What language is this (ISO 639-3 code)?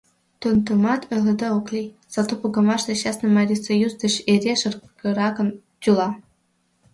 chm